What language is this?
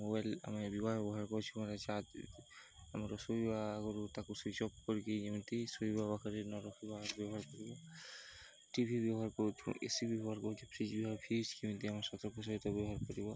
Odia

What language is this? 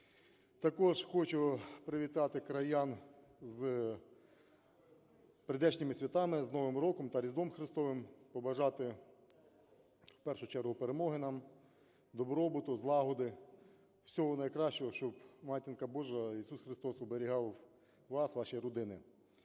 Ukrainian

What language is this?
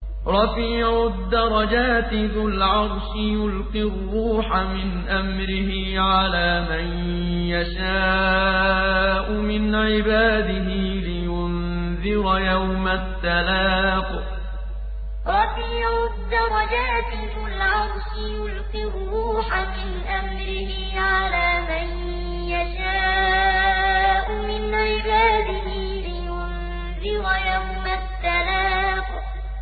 Arabic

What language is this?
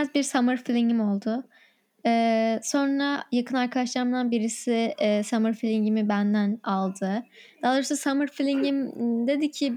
Turkish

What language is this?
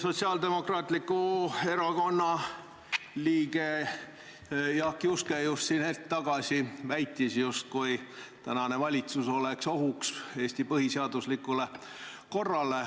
Estonian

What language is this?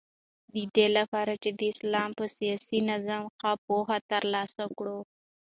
Pashto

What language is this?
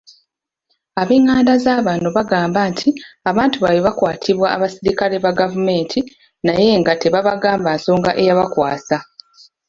Ganda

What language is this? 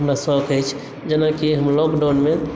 Maithili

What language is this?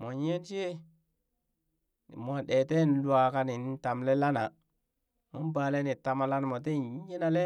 Burak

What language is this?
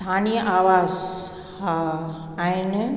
Sindhi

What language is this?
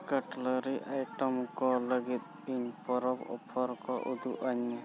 Santali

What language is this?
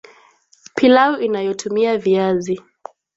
Swahili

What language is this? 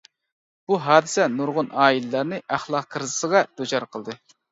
Uyghur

